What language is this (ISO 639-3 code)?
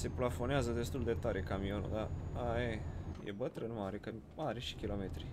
ron